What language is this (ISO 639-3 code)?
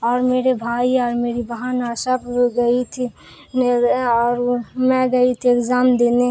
urd